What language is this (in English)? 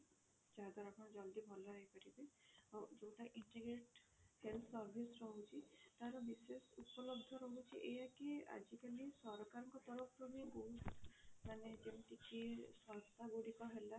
Odia